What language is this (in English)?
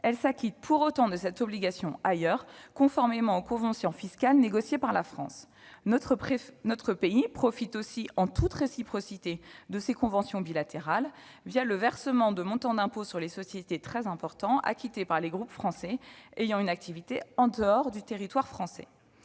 French